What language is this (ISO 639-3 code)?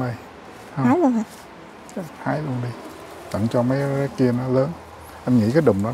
vie